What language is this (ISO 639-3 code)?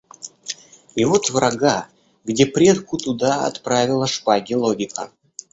rus